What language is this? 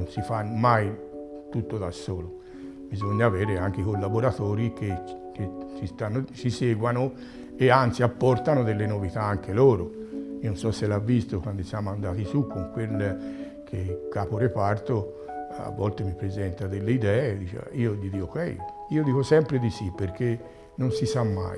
Italian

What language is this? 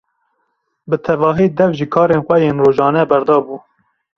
Kurdish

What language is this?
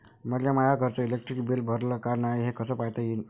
Marathi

